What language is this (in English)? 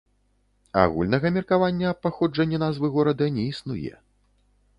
Belarusian